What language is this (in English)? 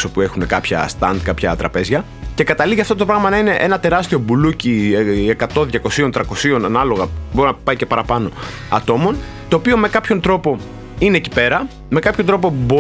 Greek